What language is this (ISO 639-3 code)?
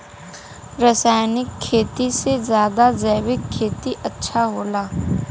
bho